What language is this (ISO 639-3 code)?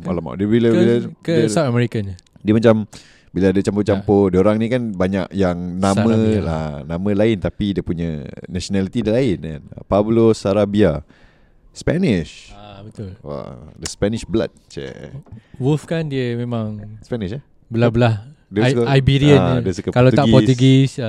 msa